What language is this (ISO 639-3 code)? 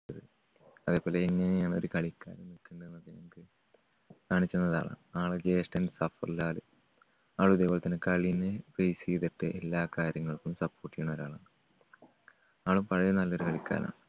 mal